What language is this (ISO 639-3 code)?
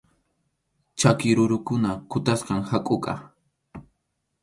qxu